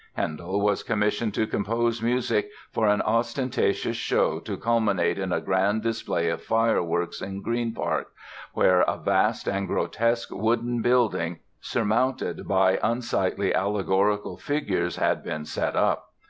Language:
English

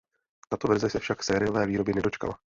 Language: Czech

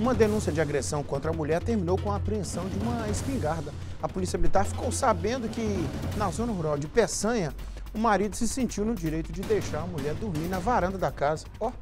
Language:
Portuguese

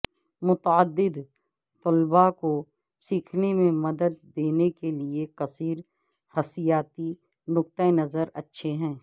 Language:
Urdu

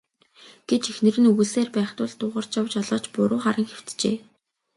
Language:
Mongolian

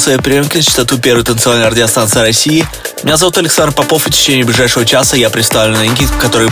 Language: Russian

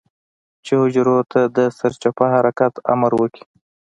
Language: Pashto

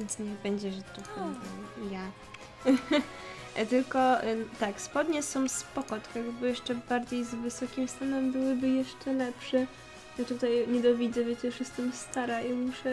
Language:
Polish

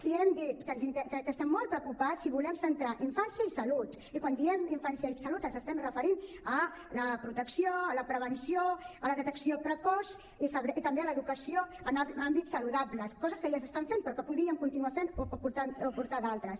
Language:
Catalan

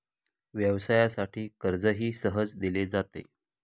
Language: Marathi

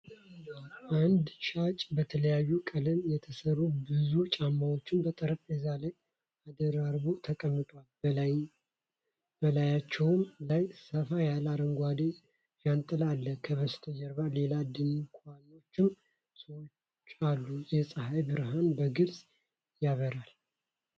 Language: Amharic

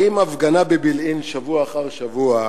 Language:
Hebrew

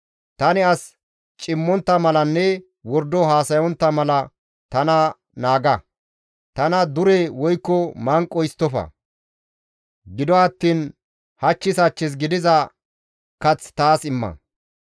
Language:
Gamo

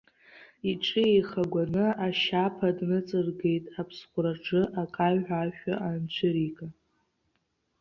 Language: Abkhazian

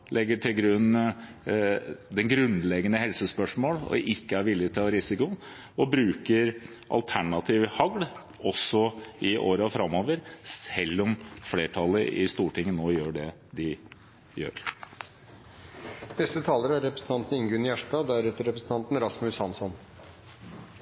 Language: Norwegian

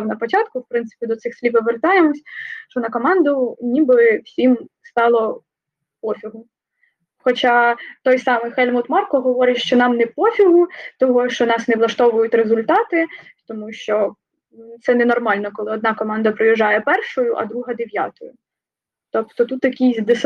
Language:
Ukrainian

